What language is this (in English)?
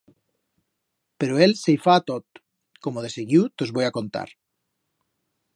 Aragonese